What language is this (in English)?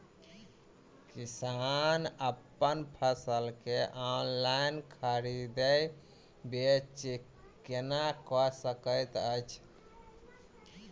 Maithili